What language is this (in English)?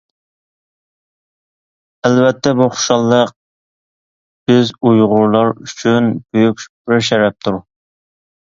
Uyghur